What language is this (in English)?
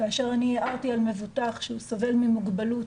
Hebrew